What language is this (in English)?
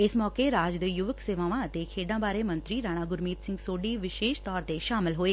Punjabi